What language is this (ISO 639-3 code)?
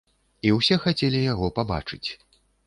bel